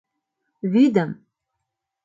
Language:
Mari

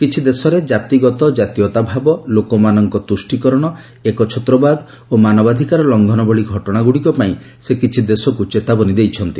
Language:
Odia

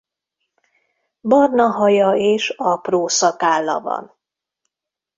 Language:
Hungarian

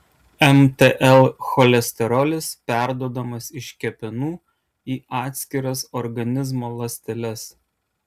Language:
Lithuanian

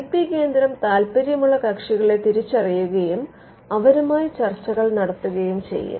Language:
Malayalam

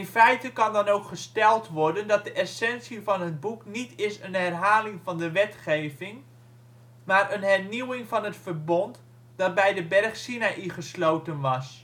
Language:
Dutch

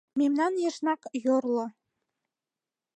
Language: Mari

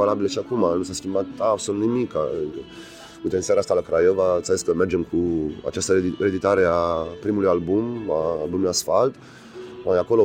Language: Romanian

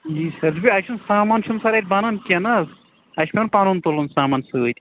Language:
Kashmiri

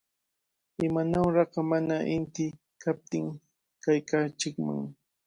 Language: Cajatambo North Lima Quechua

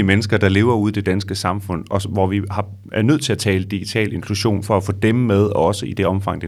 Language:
Danish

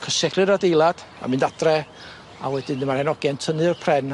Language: Welsh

